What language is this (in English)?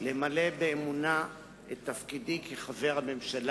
Hebrew